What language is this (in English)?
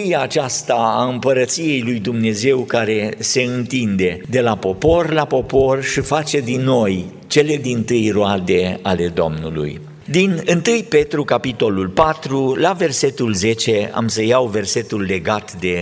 Romanian